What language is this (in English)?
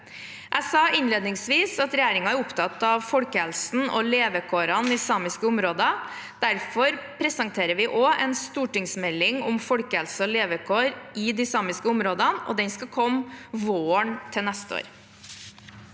Norwegian